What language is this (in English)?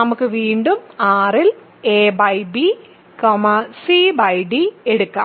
Malayalam